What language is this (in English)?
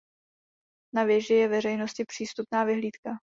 Czech